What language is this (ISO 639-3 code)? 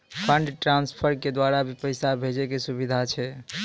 mai